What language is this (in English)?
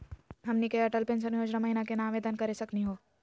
Magahi